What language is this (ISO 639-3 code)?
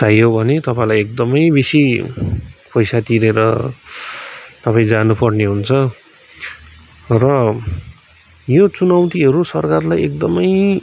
nep